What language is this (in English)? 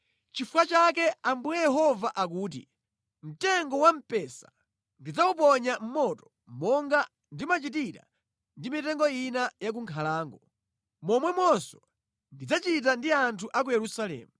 Nyanja